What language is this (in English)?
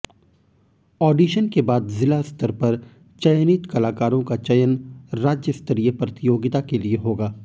Hindi